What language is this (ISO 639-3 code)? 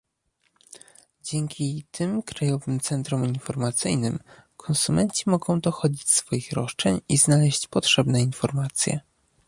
pol